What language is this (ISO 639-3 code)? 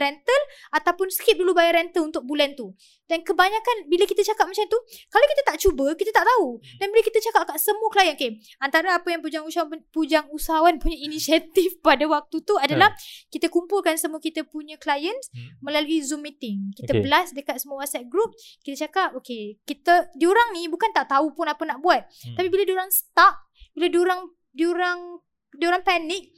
msa